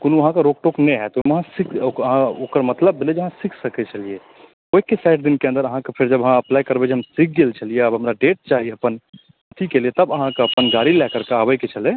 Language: Maithili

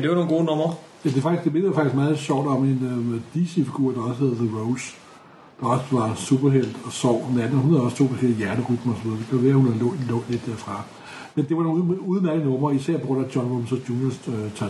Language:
Danish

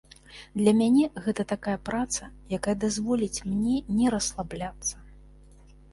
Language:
Belarusian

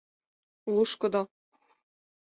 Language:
Mari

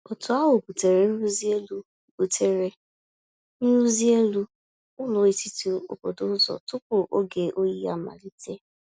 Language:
Igbo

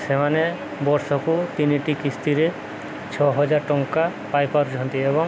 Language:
Odia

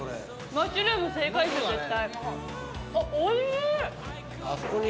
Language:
Japanese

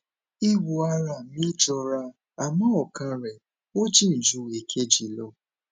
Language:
Yoruba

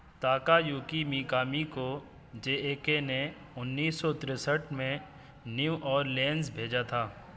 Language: Urdu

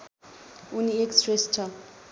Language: Nepali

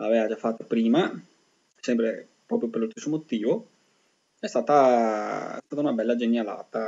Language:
Italian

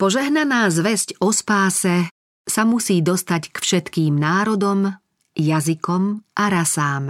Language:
Slovak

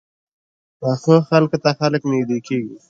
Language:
Pashto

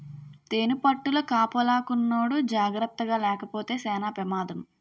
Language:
Telugu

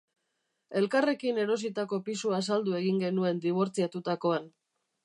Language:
Basque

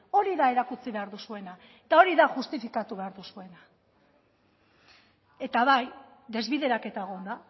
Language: Basque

